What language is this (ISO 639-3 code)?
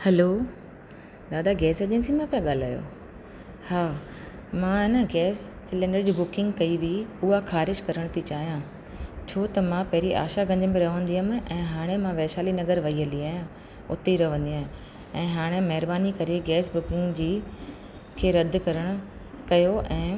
snd